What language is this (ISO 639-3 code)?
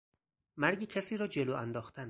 fas